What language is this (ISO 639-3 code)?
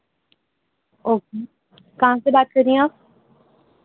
urd